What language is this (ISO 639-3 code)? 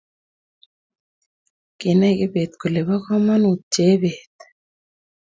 kln